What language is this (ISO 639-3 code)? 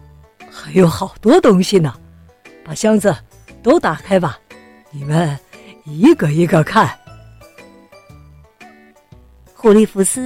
zho